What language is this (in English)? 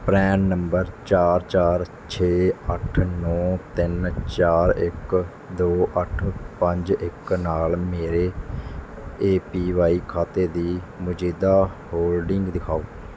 Punjabi